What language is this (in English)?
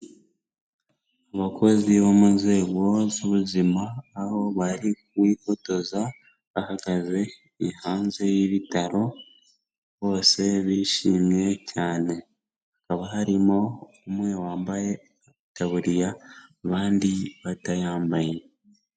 Kinyarwanda